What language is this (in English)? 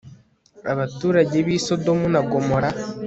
Kinyarwanda